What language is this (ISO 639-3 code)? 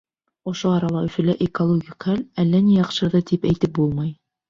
bak